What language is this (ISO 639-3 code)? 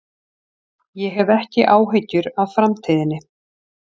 isl